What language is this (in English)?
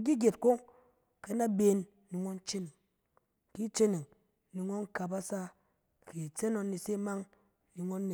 Cen